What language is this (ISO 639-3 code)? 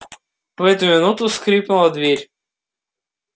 rus